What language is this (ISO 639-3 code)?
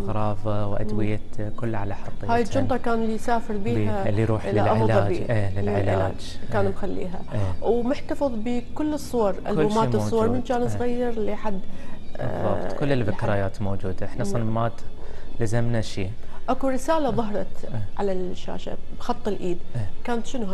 ara